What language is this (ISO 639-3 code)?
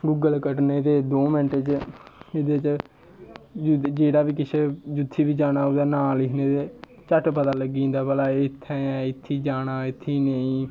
doi